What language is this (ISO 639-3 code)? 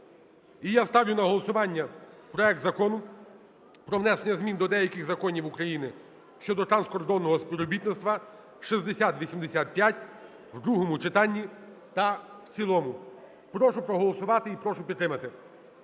ukr